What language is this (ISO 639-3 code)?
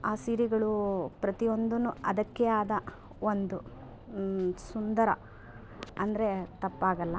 kan